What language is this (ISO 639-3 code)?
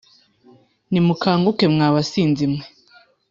kin